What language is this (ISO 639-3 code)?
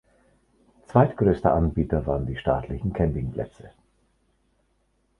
deu